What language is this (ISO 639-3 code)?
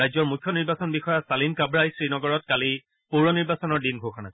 asm